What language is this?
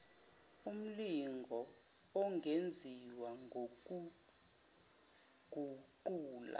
Zulu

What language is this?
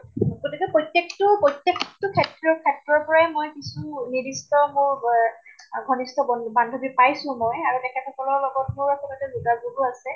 Assamese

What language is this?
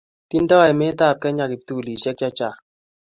Kalenjin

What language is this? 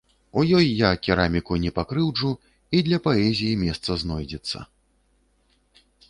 Belarusian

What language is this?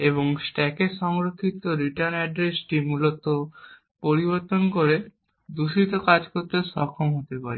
Bangla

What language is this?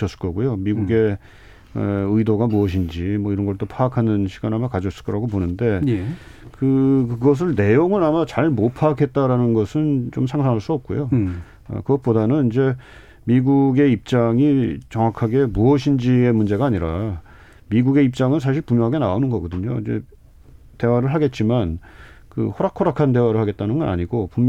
Korean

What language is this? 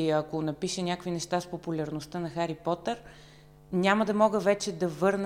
Bulgarian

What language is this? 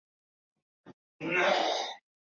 Chinese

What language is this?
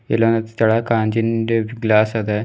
Kannada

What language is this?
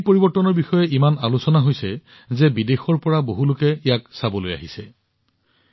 Assamese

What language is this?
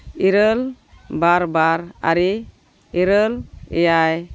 Santali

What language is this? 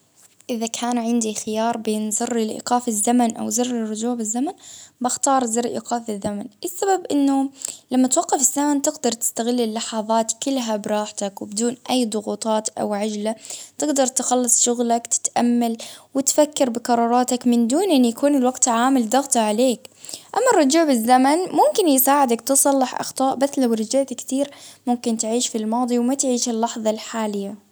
Baharna Arabic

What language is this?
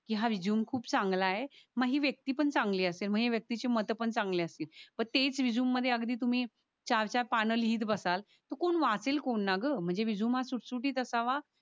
Marathi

